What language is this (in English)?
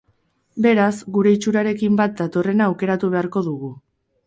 Basque